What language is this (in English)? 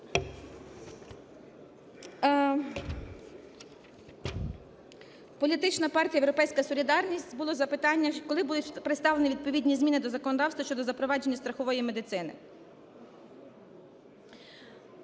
Ukrainian